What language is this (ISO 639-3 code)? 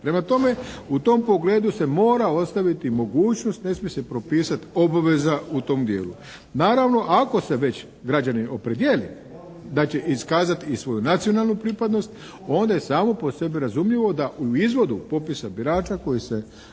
hrv